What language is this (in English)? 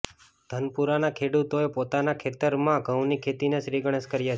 Gujarati